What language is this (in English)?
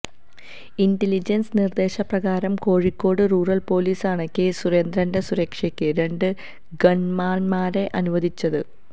Malayalam